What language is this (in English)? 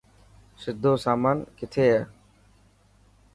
Dhatki